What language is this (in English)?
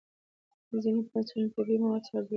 Pashto